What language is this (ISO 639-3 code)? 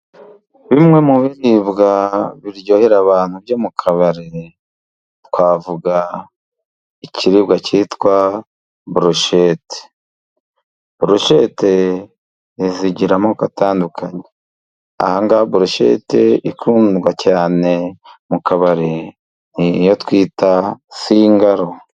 kin